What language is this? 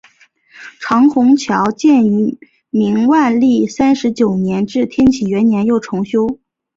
Chinese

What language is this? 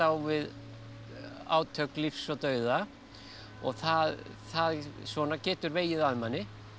Icelandic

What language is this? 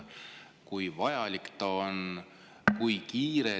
Estonian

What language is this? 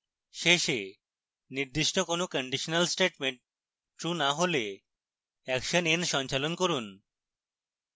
Bangla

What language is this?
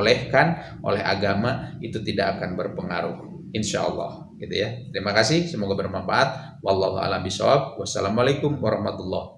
Indonesian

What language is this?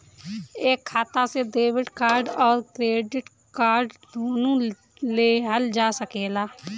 Bhojpuri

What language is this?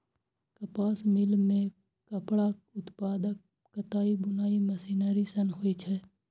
Maithili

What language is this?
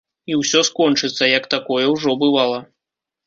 Belarusian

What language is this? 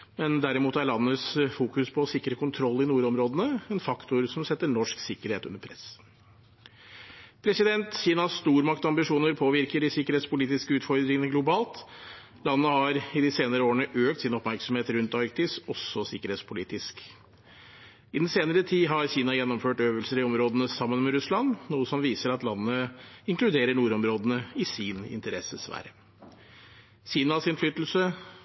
Norwegian Bokmål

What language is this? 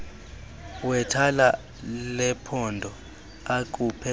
Xhosa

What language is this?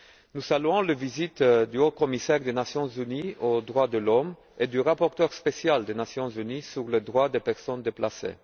French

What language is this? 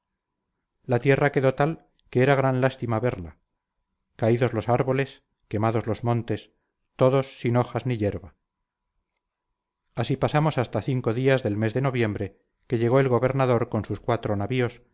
Spanish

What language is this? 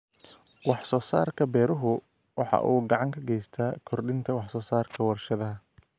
Somali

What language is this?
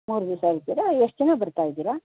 Kannada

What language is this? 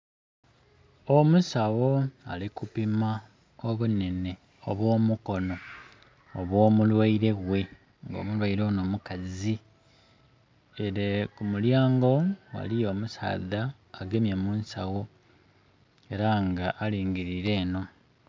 Soga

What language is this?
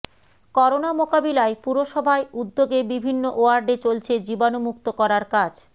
Bangla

